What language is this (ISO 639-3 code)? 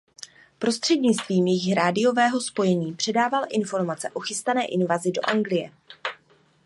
ces